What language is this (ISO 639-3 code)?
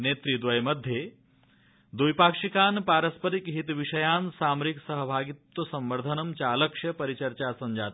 san